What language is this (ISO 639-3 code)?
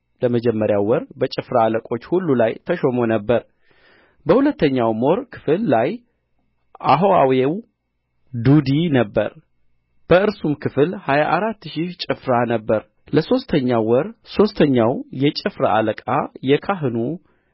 amh